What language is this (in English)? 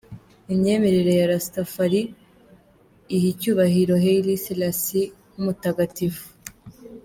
Kinyarwanda